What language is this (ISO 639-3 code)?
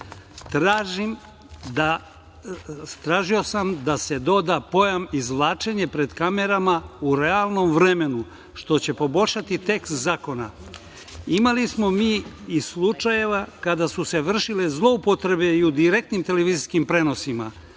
srp